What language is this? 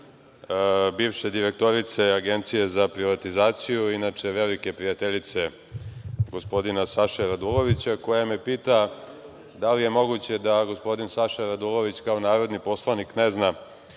Serbian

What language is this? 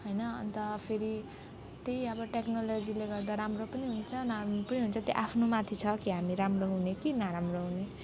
Nepali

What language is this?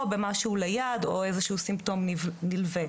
Hebrew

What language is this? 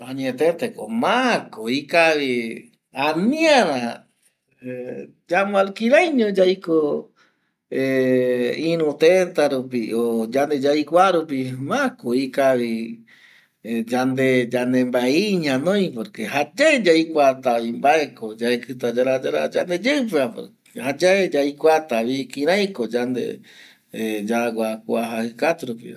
Eastern Bolivian Guaraní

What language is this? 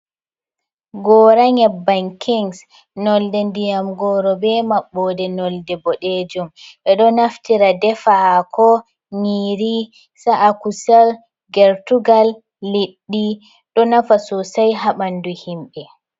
Fula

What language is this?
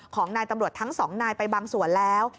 Thai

